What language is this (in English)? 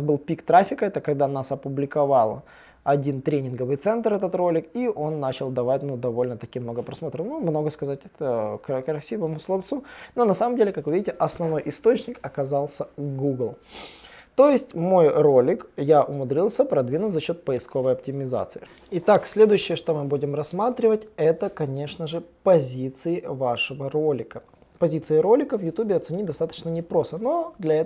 Russian